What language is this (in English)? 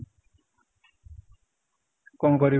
Odia